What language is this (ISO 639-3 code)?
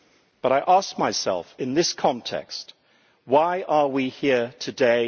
eng